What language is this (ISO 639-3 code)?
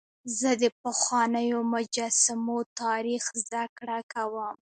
pus